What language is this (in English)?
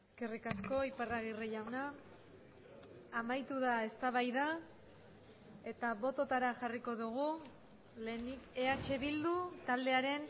Basque